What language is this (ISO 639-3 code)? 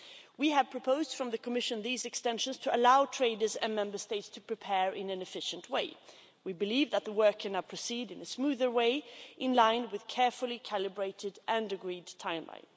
eng